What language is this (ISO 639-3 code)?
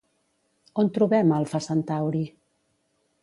cat